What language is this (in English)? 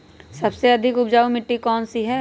Magahi